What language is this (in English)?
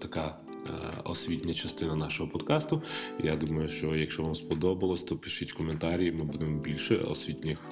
Ukrainian